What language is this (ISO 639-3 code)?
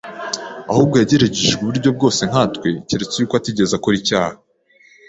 kin